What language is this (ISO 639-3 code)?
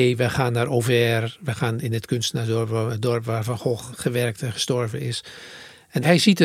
nld